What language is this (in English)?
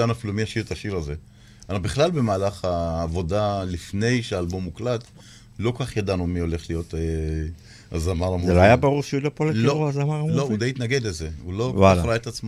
Hebrew